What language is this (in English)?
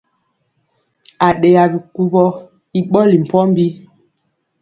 Mpiemo